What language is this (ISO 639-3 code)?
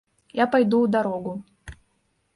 bel